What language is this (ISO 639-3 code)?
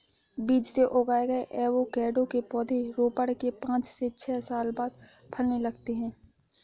hin